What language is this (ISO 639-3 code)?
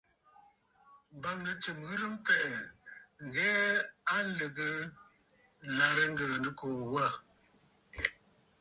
bfd